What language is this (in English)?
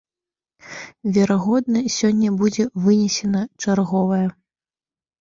Belarusian